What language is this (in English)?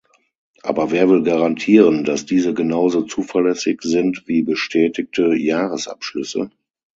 German